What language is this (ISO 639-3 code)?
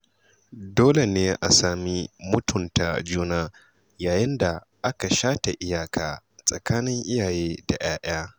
hau